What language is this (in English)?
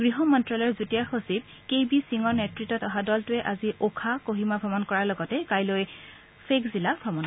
Assamese